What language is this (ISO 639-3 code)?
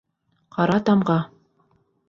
bak